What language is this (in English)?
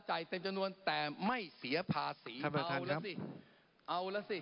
Thai